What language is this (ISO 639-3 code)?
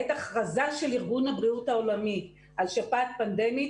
heb